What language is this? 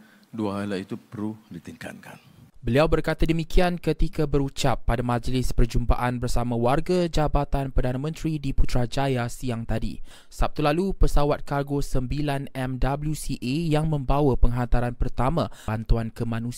Malay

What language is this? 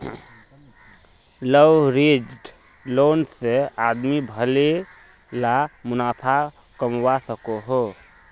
Magahi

